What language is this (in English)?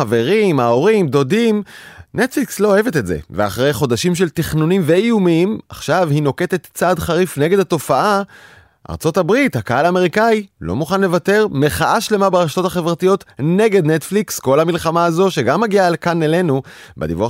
Hebrew